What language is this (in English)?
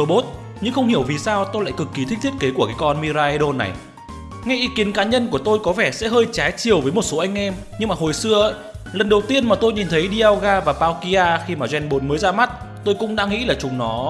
Vietnamese